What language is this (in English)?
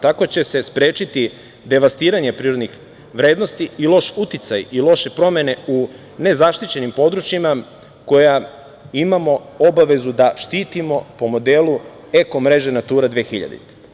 Serbian